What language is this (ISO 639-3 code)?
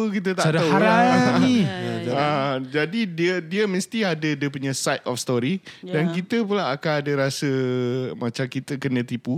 msa